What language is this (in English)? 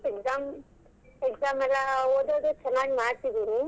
Kannada